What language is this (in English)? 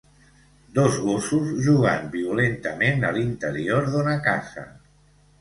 Catalan